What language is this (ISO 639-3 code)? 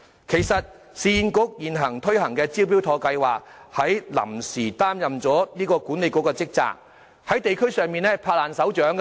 yue